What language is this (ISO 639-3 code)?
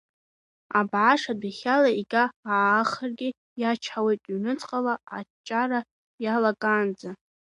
abk